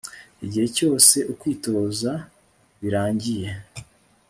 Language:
Kinyarwanda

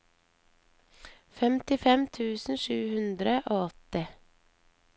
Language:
Norwegian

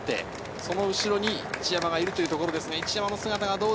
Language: Japanese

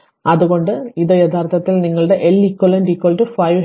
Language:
Malayalam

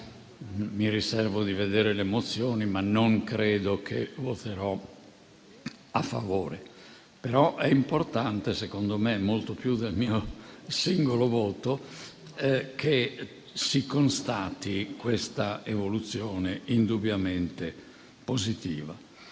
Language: Italian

